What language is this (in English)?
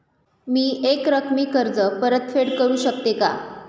Marathi